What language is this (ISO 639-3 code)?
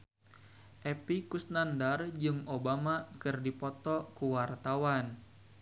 sun